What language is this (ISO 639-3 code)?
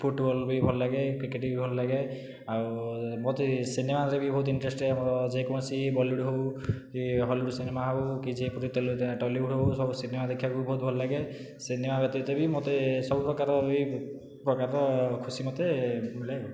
ori